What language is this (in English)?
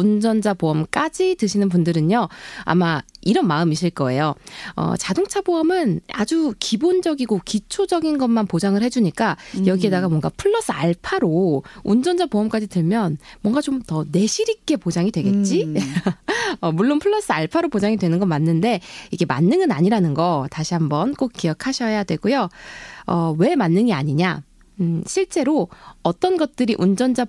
Korean